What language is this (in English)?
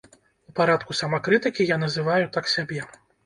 Belarusian